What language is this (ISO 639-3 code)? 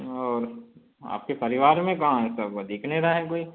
hin